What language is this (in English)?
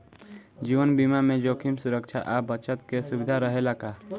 Bhojpuri